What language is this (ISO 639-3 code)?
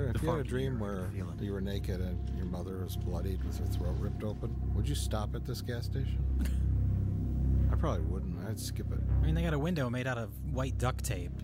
eng